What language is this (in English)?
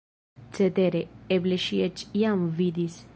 Esperanto